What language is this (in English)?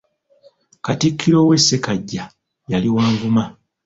Ganda